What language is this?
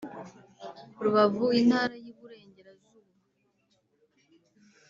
Kinyarwanda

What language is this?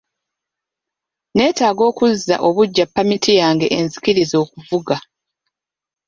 Ganda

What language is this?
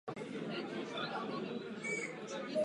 Czech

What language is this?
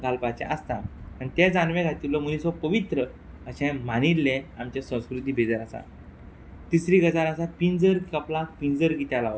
Konkani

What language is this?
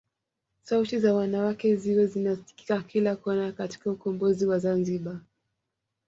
Swahili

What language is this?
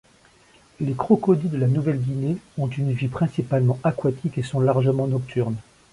French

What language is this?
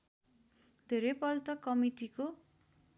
Nepali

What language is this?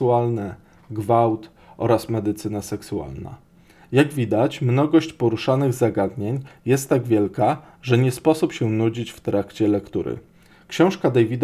Polish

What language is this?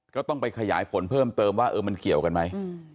Thai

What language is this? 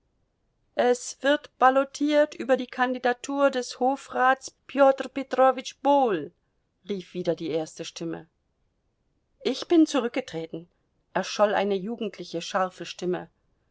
German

